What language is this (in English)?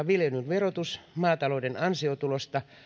Finnish